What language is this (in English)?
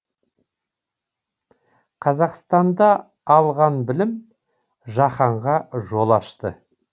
Kazakh